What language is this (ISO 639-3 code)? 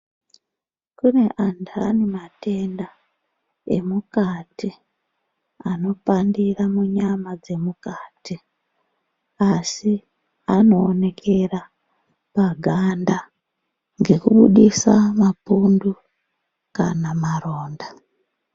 ndc